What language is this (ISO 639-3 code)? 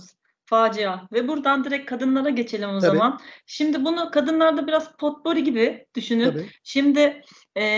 tur